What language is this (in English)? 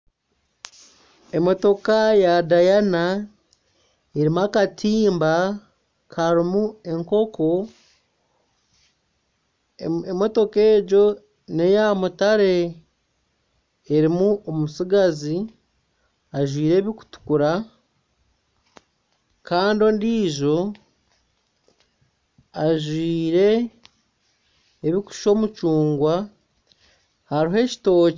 Nyankole